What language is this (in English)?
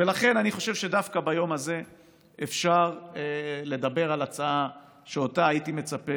Hebrew